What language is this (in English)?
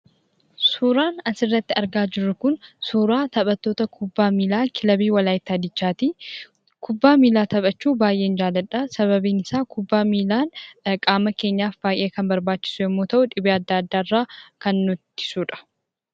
Oromo